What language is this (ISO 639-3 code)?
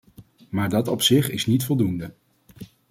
nld